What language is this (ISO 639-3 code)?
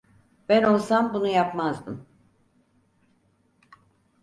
tur